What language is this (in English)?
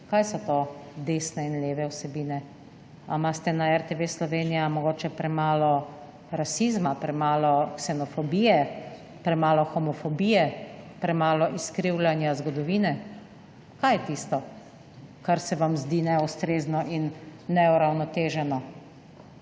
Slovenian